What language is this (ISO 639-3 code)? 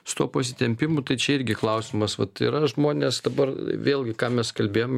lit